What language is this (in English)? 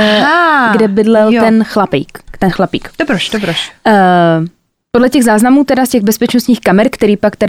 Czech